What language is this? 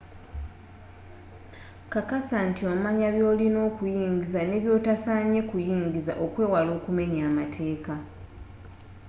Ganda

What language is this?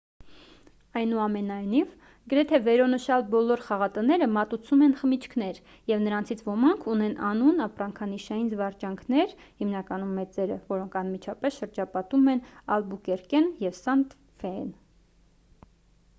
Armenian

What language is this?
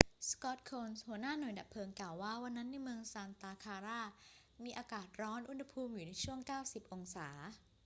Thai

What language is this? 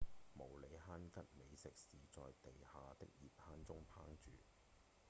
Cantonese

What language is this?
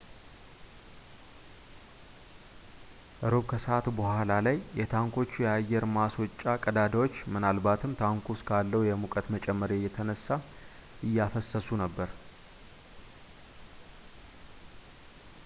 Amharic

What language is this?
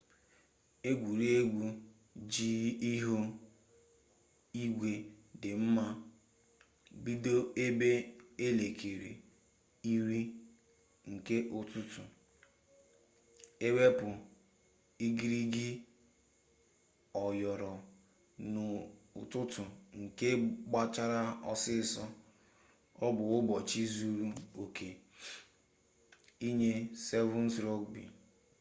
Igbo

